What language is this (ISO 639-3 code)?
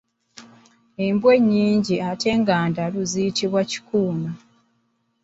lug